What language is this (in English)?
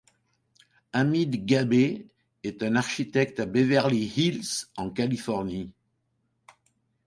French